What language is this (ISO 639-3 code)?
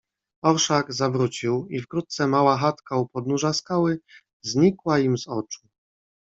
pol